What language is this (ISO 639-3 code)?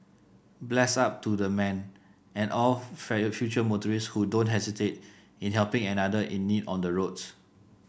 eng